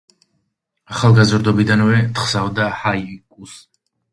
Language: Georgian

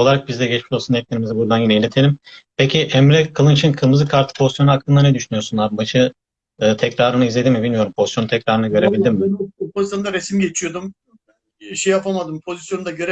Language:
Turkish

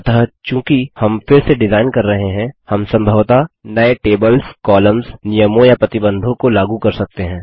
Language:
Hindi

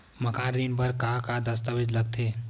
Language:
Chhattisgarhi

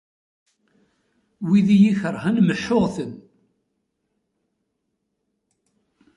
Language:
Kabyle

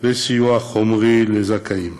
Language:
Hebrew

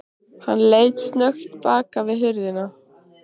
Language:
Icelandic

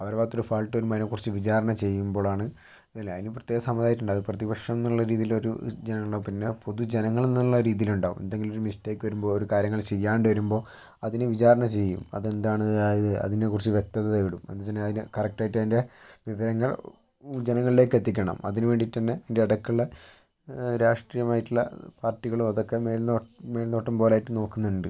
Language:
Malayalam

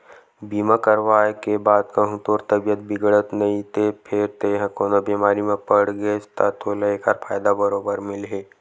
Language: Chhattisgarhi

